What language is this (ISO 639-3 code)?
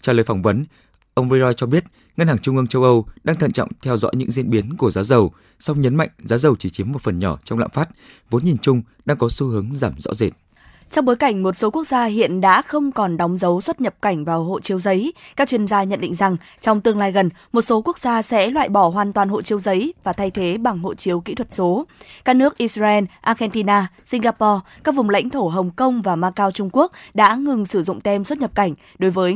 vie